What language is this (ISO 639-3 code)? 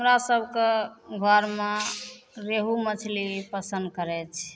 mai